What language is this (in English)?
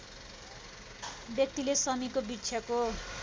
Nepali